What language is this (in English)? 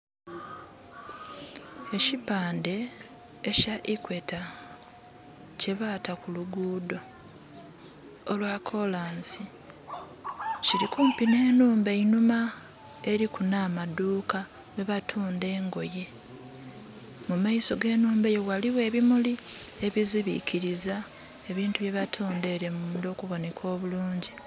Soga